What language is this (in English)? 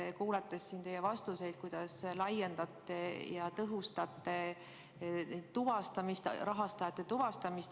Estonian